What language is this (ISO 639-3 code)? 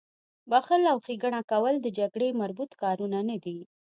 pus